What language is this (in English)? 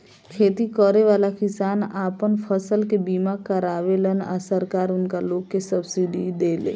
Bhojpuri